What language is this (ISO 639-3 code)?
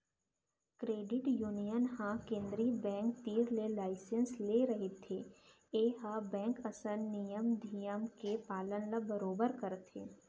hne